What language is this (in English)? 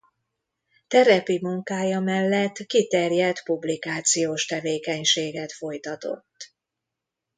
Hungarian